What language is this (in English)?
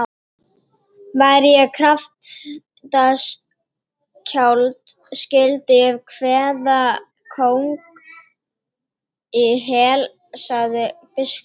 Icelandic